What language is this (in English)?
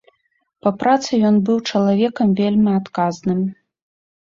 Belarusian